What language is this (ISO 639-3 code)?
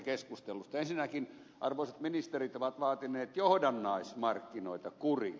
fin